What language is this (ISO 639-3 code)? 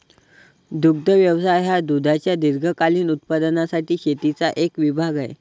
mar